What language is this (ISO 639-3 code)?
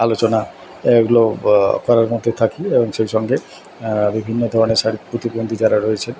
ben